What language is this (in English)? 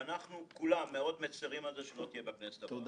Hebrew